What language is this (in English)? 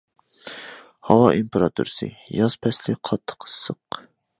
Uyghur